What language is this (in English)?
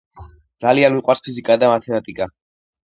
Georgian